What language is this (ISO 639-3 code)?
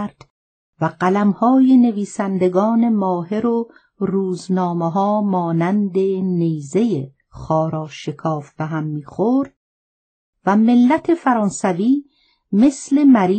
fas